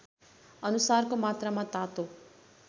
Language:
Nepali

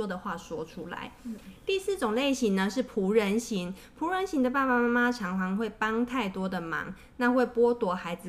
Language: Chinese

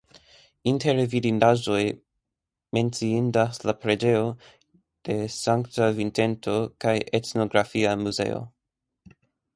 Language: Esperanto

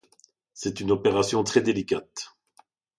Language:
French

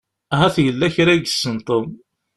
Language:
Kabyle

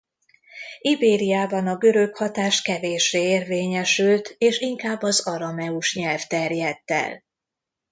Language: Hungarian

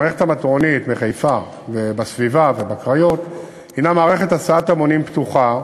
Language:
Hebrew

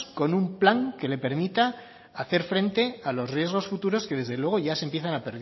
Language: Spanish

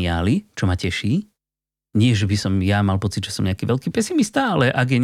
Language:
Slovak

